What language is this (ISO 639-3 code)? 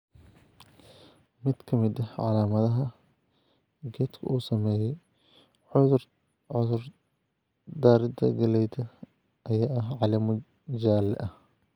som